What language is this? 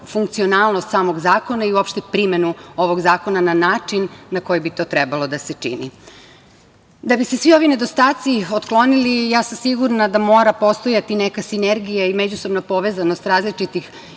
Serbian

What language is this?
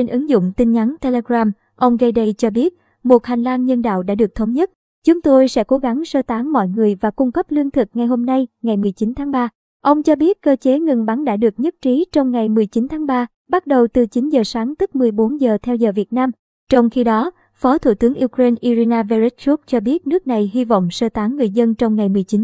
Vietnamese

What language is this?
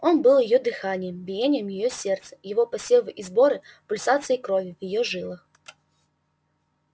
Russian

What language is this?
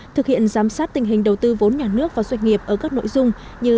Vietnamese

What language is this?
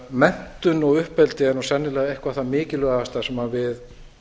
Icelandic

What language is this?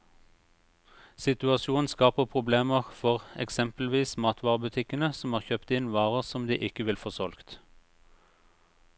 Norwegian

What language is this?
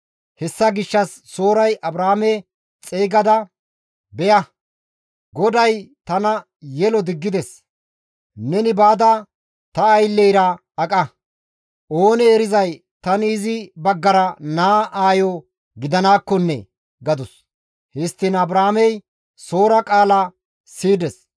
Gamo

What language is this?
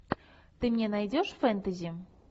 Russian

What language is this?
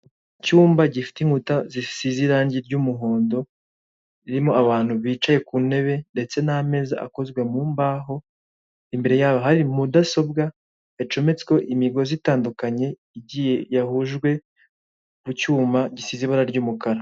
Kinyarwanda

